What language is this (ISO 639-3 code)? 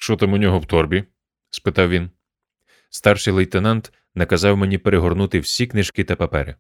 ukr